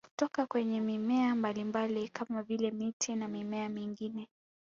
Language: Swahili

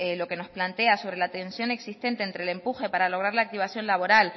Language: Spanish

